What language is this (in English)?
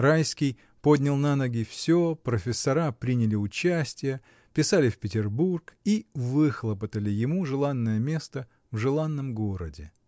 Russian